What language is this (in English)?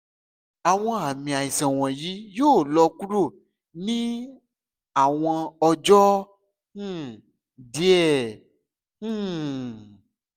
Yoruba